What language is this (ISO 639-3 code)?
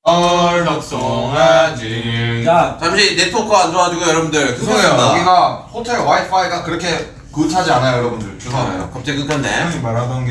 kor